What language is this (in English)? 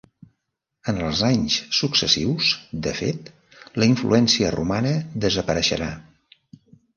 Catalan